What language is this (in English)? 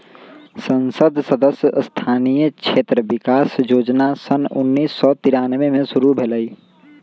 Magahi